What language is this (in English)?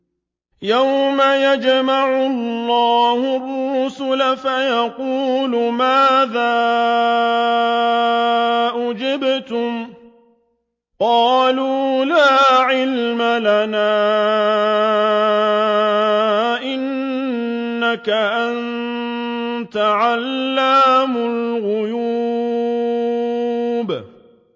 Arabic